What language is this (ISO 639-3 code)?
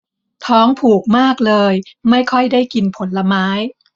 tha